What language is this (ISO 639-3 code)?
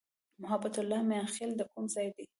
pus